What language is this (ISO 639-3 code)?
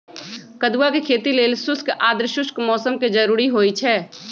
mag